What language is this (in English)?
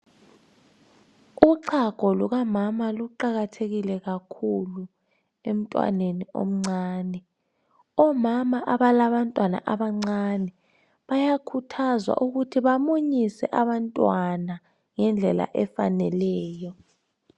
North Ndebele